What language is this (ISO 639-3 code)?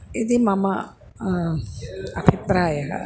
san